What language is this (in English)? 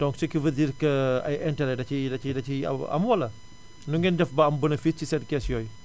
Wolof